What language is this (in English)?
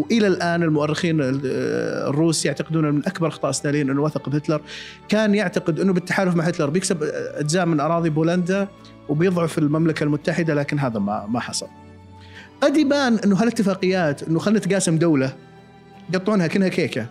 Arabic